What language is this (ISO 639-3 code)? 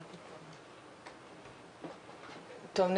heb